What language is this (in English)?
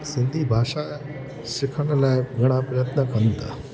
Sindhi